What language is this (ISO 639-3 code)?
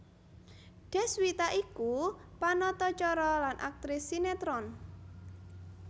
jav